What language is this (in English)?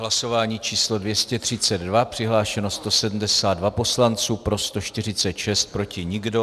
Czech